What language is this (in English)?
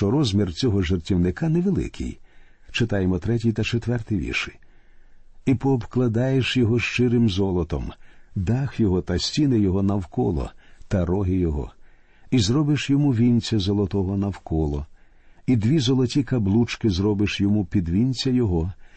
Ukrainian